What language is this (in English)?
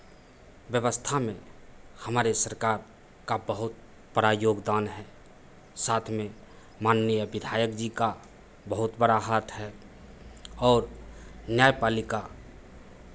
Hindi